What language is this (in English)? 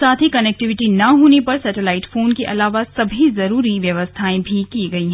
Hindi